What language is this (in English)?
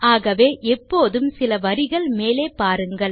Tamil